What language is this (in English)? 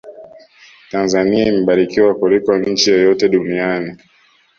Swahili